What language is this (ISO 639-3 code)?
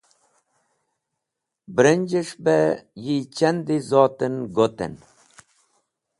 wbl